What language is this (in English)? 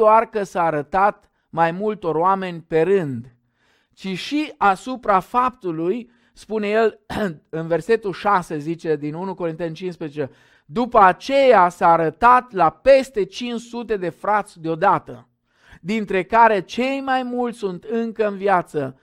Romanian